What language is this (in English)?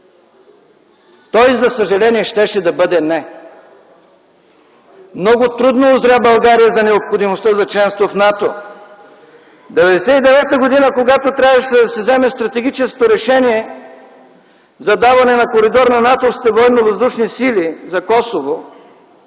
Bulgarian